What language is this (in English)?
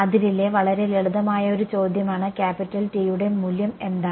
Malayalam